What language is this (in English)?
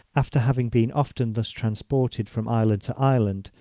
English